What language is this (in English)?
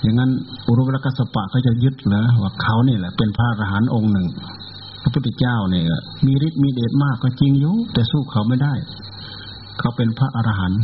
Thai